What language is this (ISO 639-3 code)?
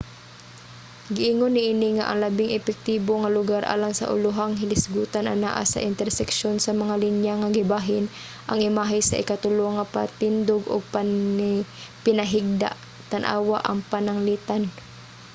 ceb